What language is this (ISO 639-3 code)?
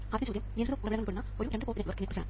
mal